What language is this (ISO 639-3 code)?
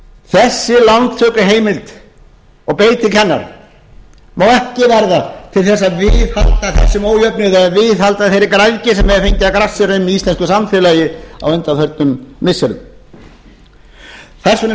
isl